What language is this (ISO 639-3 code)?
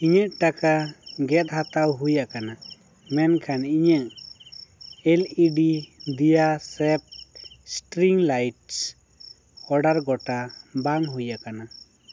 sat